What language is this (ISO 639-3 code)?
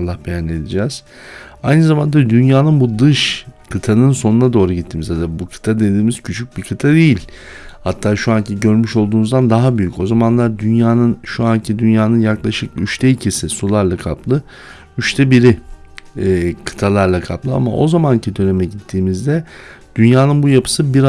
tur